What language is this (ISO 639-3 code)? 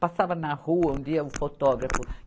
por